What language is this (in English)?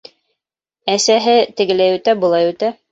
Bashkir